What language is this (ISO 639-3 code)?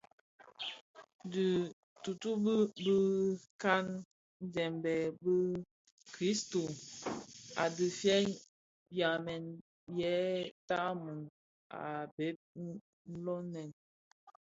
ksf